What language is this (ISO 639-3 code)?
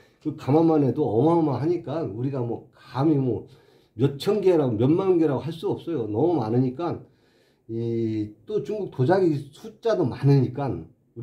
kor